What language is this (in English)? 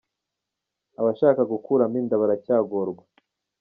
Kinyarwanda